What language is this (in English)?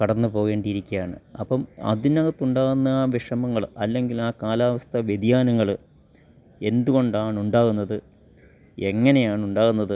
Malayalam